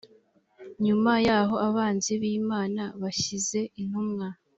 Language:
Kinyarwanda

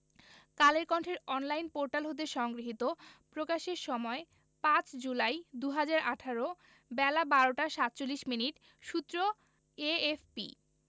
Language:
Bangla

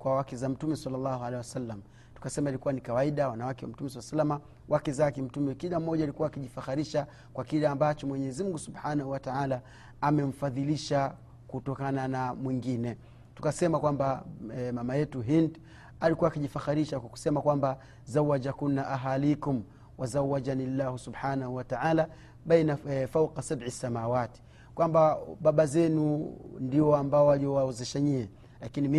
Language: Swahili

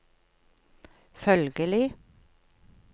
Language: Norwegian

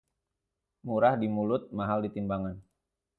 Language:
Indonesian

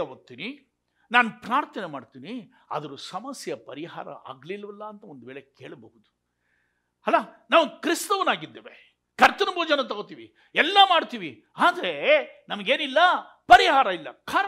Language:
Kannada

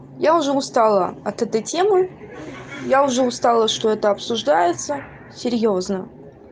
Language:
Russian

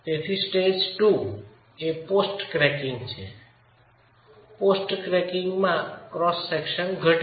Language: Gujarati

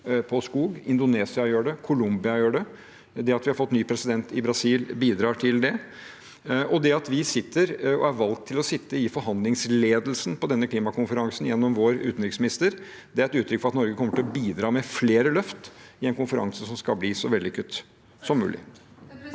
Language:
Norwegian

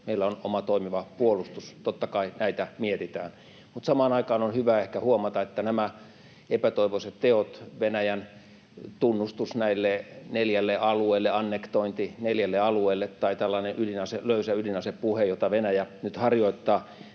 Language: Finnish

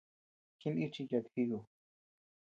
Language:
Tepeuxila Cuicatec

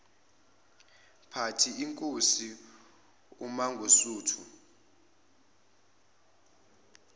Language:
Zulu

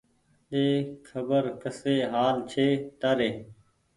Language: Goaria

